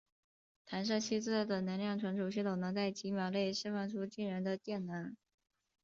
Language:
Chinese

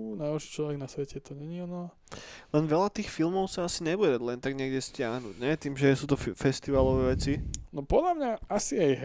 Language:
Slovak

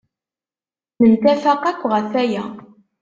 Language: Kabyle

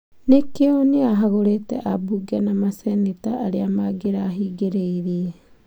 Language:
Kikuyu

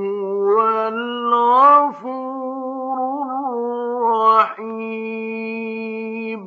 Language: Arabic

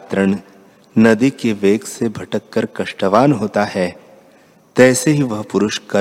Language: Hindi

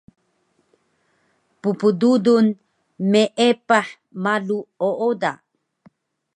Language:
Taroko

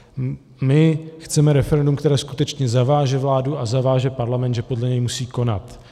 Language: Czech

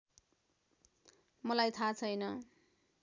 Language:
Nepali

